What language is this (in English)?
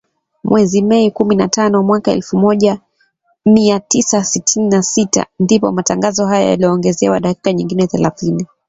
Swahili